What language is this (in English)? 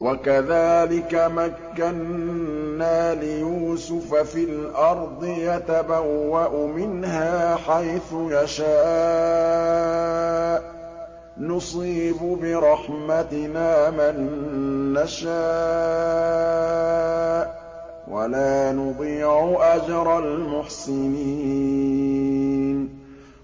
Arabic